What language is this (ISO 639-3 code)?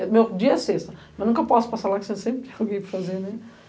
por